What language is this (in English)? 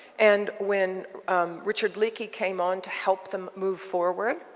English